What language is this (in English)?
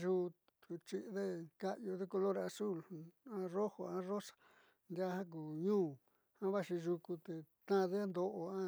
Southeastern Nochixtlán Mixtec